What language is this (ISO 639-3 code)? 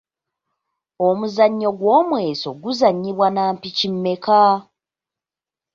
lug